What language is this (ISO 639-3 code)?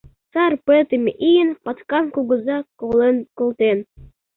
chm